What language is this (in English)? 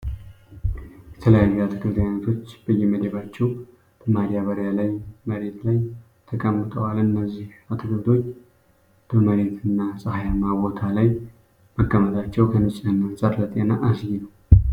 Amharic